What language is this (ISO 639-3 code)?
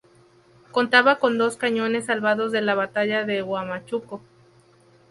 spa